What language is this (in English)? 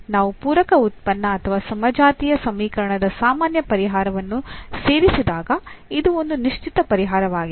Kannada